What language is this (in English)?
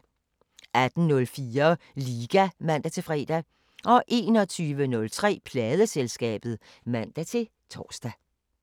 Danish